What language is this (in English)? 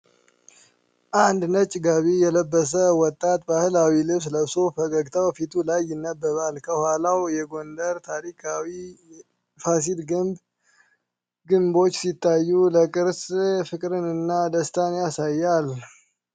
Amharic